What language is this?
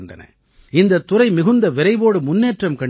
Tamil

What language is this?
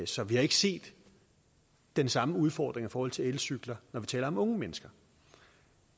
Danish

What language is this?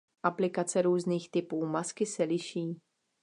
Czech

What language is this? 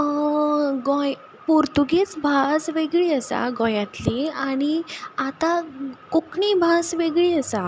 Konkani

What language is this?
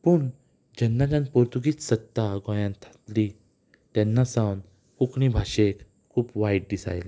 Konkani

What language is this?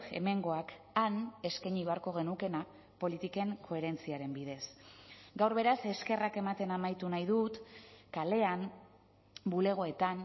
Basque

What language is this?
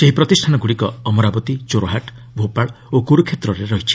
Odia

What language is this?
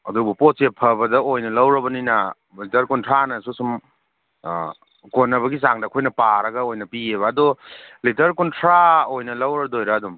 Manipuri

